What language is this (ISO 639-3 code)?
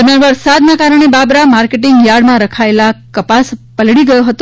guj